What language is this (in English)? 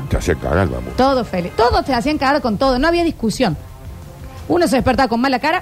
Spanish